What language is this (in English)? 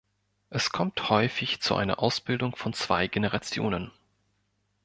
German